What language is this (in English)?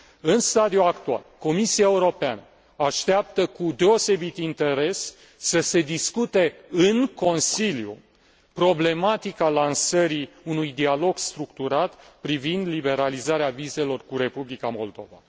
Romanian